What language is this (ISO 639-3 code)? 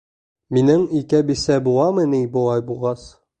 bak